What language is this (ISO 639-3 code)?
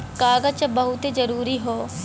bho